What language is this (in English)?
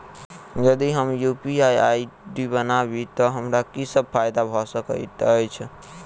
Maithili